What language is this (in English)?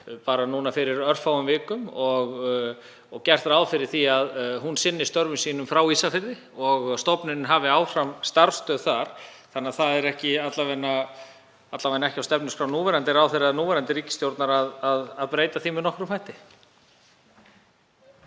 Icelandic